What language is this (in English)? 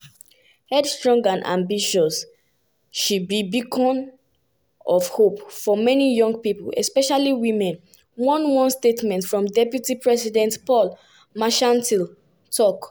Nigerian Pidgin